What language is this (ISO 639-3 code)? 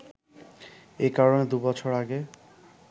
ben